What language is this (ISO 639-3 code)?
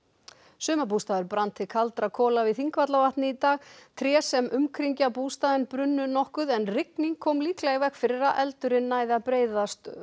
isl